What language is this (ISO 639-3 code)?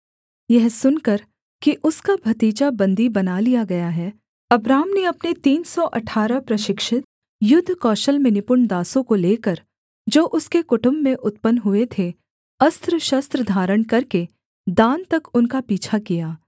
hin